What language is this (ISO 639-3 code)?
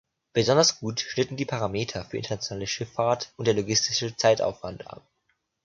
deu